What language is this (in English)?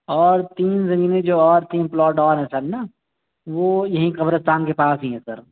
Urdu